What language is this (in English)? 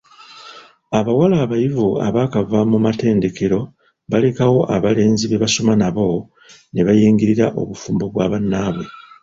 Ganda